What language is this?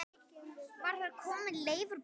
Icelandic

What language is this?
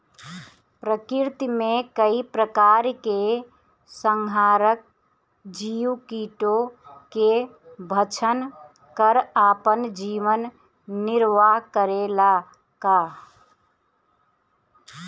Bhojpuri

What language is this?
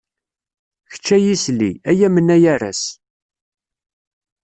Kabyle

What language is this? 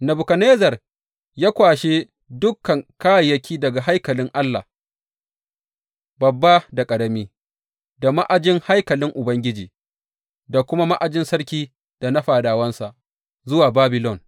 Hausa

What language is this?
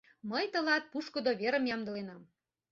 Mari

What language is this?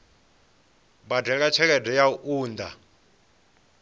Venda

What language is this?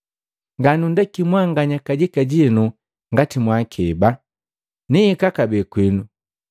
Matengo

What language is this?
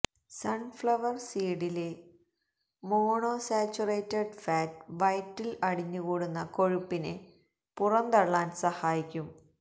Malayalam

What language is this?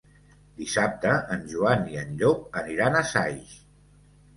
Catalan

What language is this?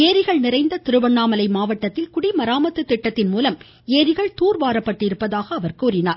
Tamil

